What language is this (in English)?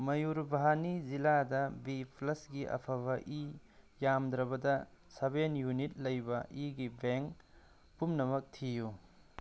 Manipuri